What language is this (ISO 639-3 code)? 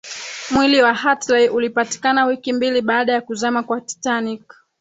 swa